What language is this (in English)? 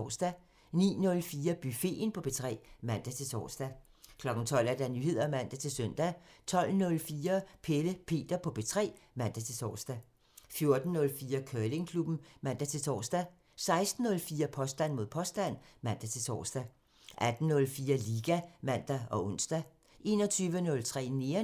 Danish